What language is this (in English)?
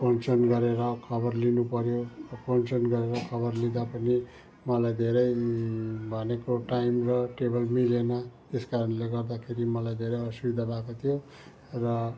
Nepali